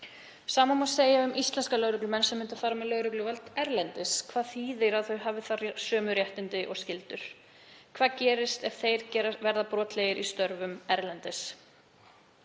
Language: Icelandic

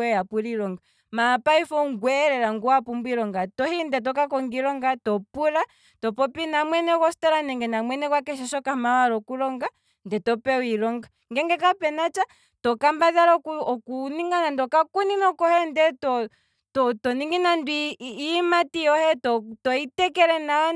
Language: Kwambi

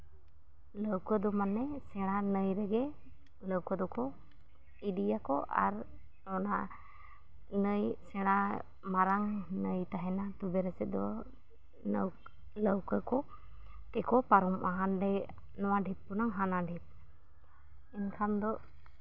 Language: Santali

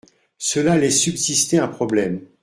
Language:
French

